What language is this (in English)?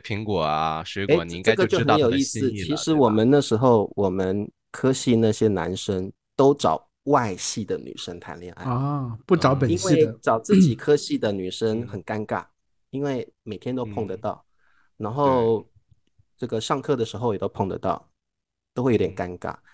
Chinese